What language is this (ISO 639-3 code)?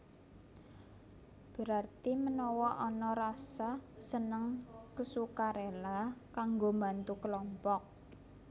jav